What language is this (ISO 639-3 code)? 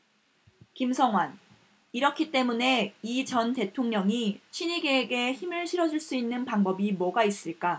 kor